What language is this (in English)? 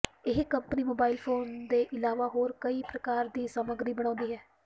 Punjabi